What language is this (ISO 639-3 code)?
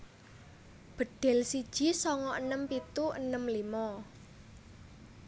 jav